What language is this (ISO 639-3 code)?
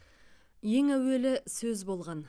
kaz